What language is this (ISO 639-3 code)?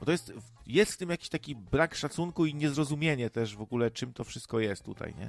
pol